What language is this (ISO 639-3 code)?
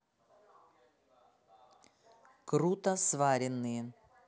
rus